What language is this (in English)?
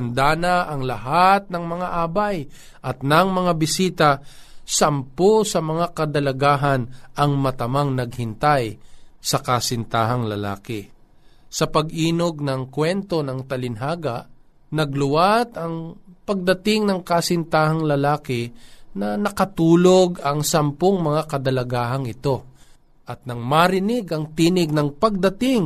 Filipino